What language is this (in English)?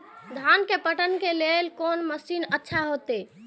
Maithili